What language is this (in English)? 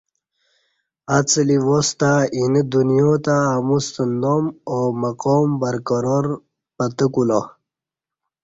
Kati